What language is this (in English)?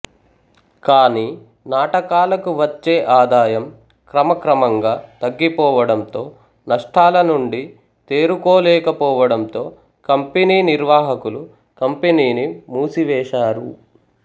Telugu